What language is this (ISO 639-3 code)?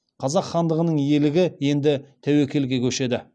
kaz